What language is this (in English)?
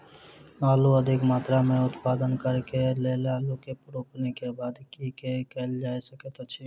Maithili